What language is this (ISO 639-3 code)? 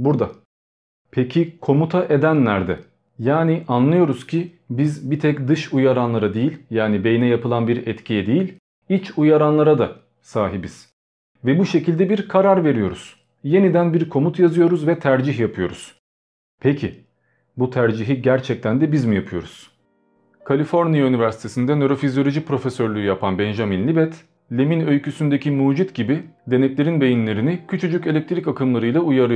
tur